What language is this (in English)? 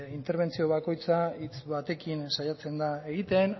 Basque